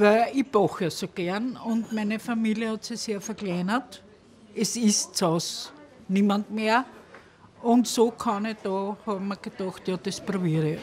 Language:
German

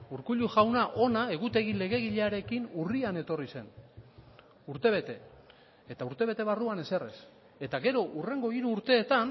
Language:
Basque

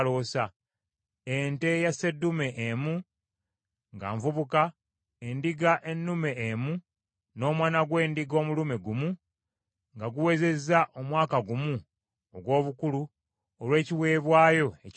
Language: Ganda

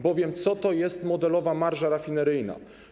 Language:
Polish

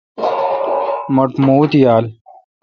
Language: Kalkoti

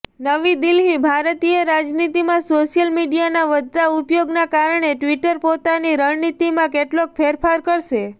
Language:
Gujarati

